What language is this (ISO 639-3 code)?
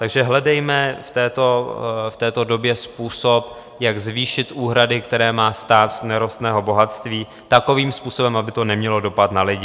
ces